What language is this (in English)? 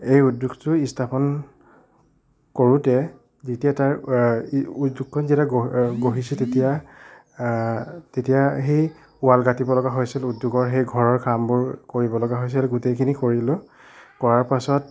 Assamese